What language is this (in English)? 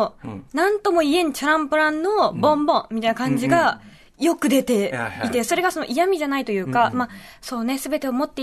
Japanese